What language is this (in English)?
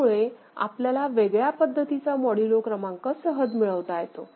Marathi